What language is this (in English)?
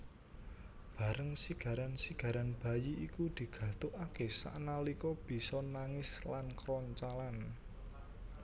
Javanese